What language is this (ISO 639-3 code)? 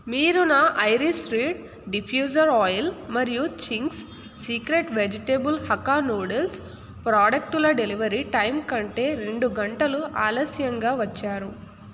tel